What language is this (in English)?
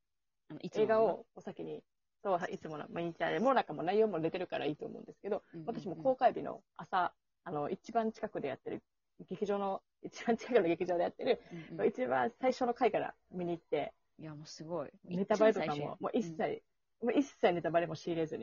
Japanese